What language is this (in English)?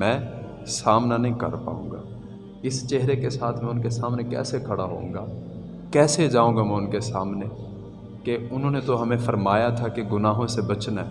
Urdu